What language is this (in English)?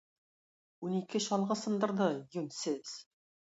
Tatar